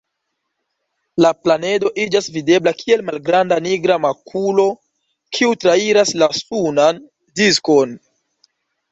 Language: Esperanto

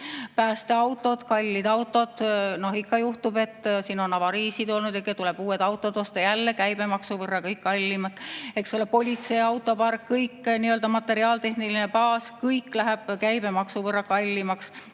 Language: Estonian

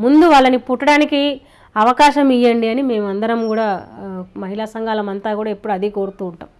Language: Telugu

